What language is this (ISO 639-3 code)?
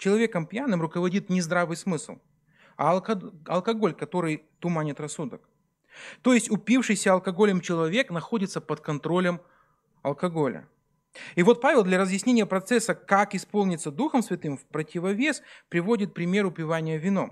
rus